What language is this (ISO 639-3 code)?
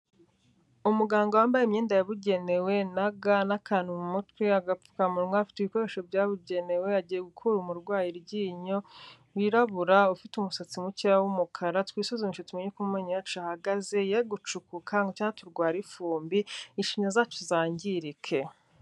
kin